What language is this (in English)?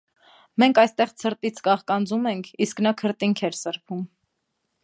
Armenian